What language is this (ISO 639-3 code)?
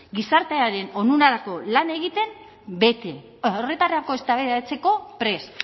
eus